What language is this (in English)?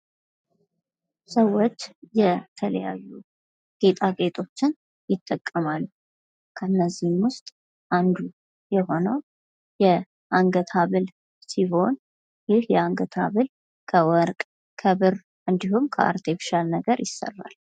Amharic